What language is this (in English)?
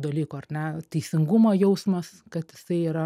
Lithuanian